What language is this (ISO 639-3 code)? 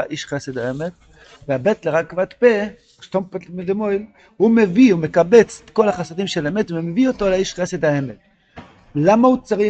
heb